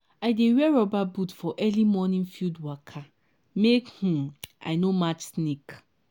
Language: Nigerian Pidgin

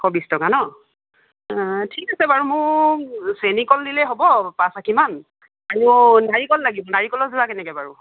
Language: Assamese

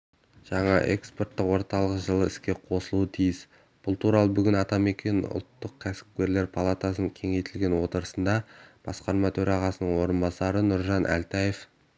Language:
Kazakh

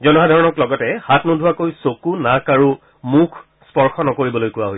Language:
Assamese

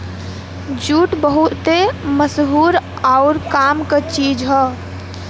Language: Bhojpuri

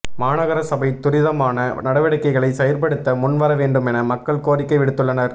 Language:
Tamil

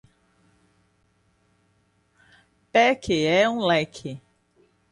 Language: Portuguese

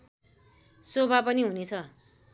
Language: Nepali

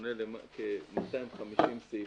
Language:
Hebrew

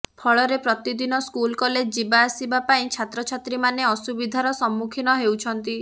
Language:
Odia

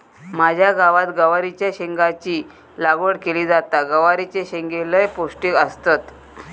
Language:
Marathi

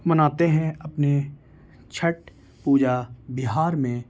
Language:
Urdu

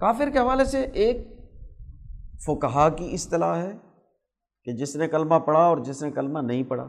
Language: Urdu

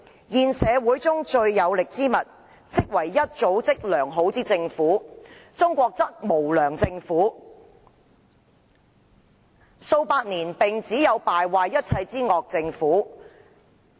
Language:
Cantonese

